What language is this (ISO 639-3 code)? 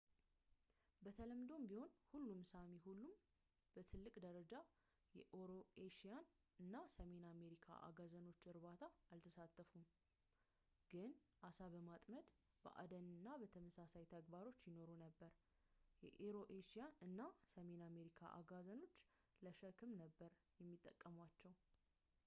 amh